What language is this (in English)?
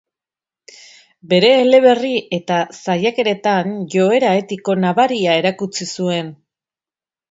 Basque